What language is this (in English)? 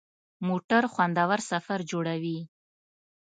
Pashto